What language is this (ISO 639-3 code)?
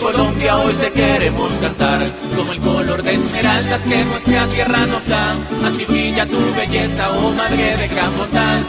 ita